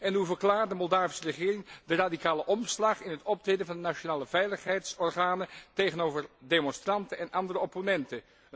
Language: Dutch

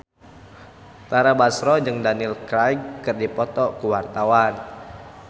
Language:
Sundanese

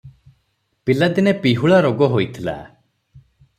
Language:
Odia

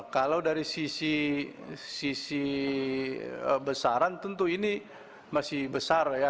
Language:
Indonesian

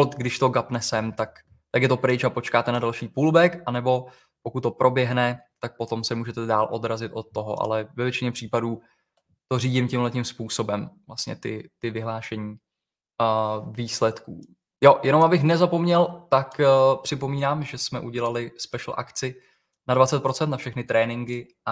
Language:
Czech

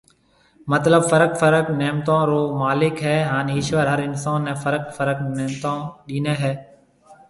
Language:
Marwari (Pakistan)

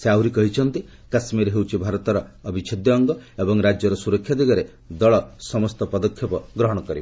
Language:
Odia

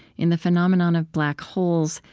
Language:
English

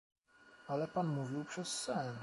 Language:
Polish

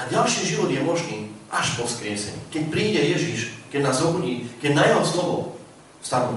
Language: Slovak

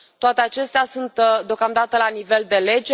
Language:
Romanian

